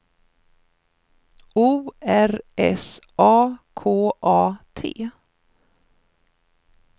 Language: Swedish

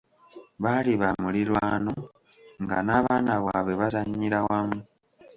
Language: Ganda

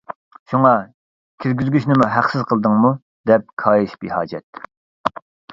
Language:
Uyghur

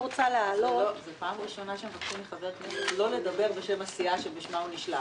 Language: Hebrew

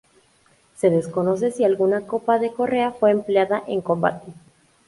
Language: Spanish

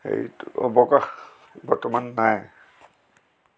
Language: Assamese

